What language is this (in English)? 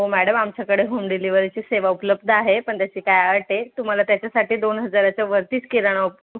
Marathi